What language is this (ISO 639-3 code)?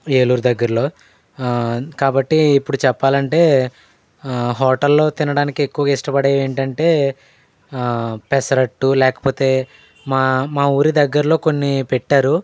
tel